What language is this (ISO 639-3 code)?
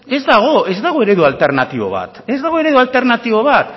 eus